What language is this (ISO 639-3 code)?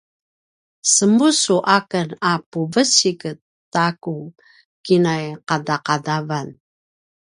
pwn